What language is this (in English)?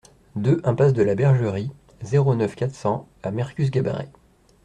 French